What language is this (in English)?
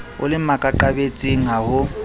Southern Sotho